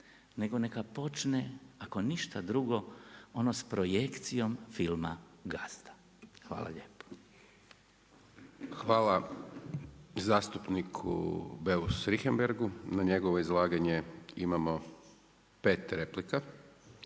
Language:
Croatian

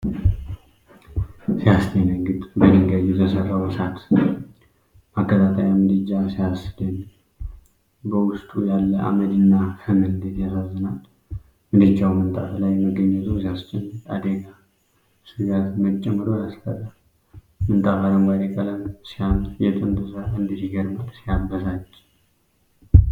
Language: Amharic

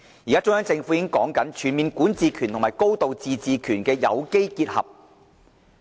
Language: Cantonese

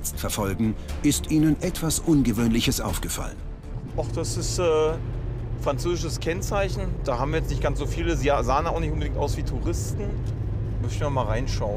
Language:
German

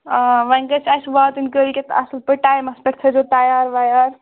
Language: Kashmiri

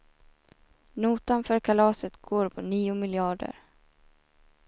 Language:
Swedish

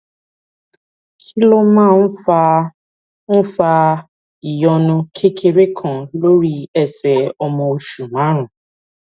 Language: Yoruba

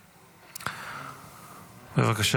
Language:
Hebrew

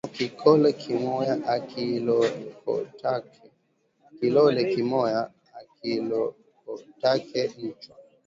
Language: Swahili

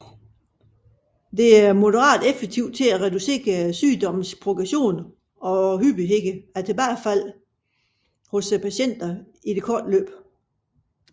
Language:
Danish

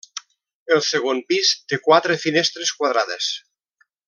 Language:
Catalan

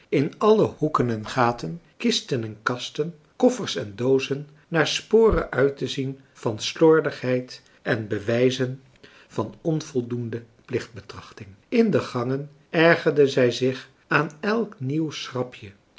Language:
Dutch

